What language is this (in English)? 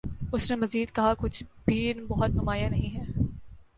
Urdu